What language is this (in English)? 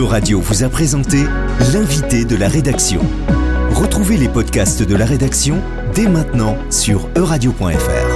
French